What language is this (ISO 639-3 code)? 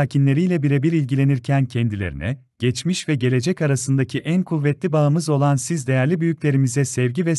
tur